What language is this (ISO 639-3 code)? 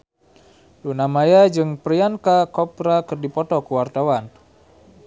sun